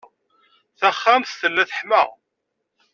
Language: Kabyle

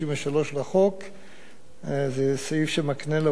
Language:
Hebrew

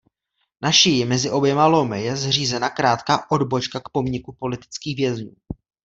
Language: Czech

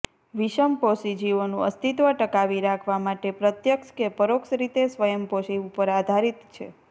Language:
Gujarati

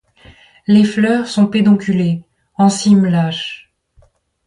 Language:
French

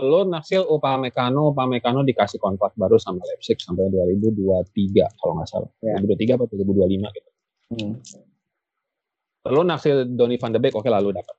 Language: Indonesian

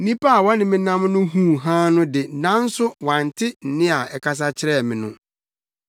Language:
Akan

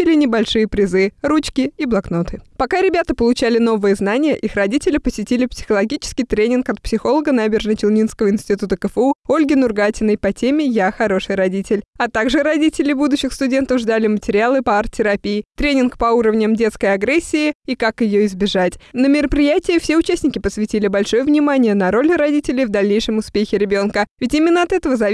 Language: Russian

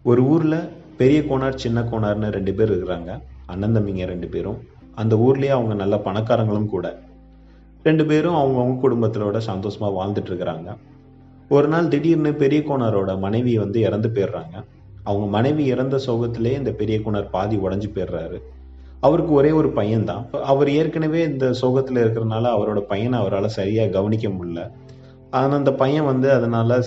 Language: Tamil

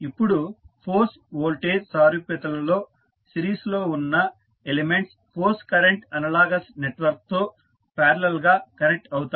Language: Telugu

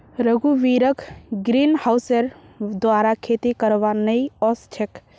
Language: Magahi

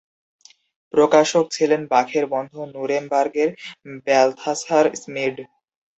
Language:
Bangla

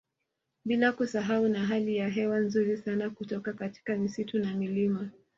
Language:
Swahili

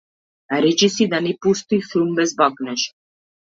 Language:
Macedonian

